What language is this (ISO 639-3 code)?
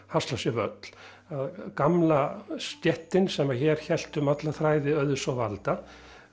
isl